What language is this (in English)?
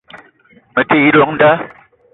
Eton (Cameroon)